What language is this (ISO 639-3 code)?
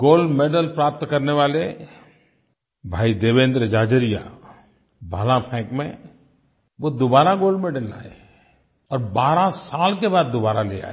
hin